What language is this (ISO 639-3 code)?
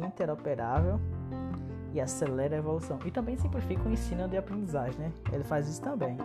por